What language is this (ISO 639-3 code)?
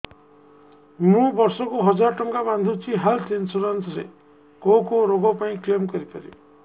ori